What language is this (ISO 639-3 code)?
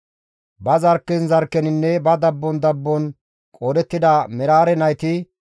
gmv